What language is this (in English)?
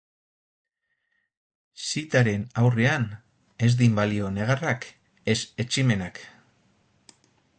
Basque